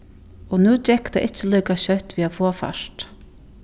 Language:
Faroese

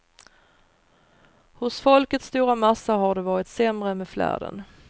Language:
Swedish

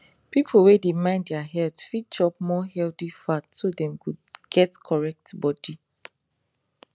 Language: Nigerian Pidgin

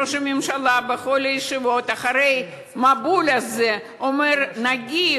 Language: Hebrew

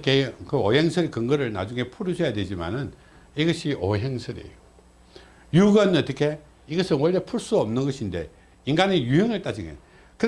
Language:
Korean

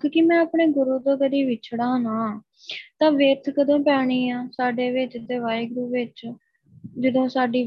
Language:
Punjabi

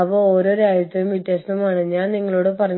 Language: Malayalam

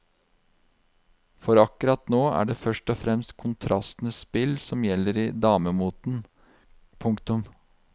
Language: Norwegian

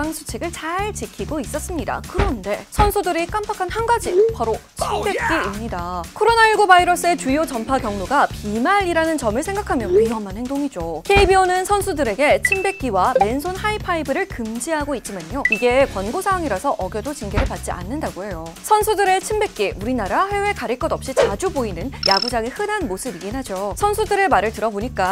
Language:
Korean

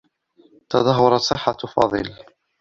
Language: Arabic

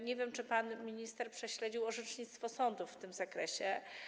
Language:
Polish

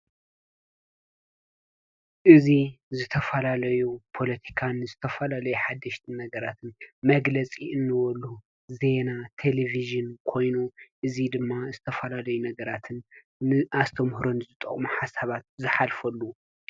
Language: Tigrinya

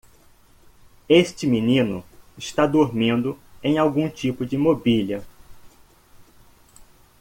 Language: Portuguese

